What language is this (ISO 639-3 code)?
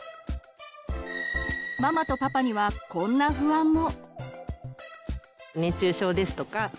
jpn